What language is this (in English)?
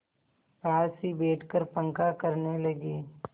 Hindi